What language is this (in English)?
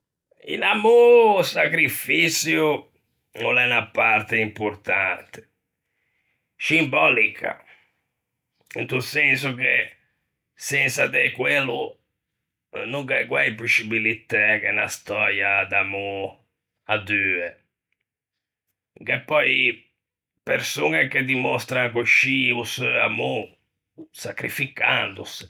Ligurian